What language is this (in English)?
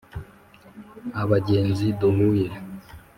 Kinyarwanda